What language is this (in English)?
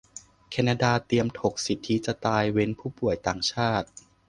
Thai